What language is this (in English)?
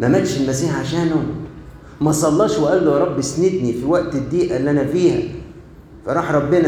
Arabic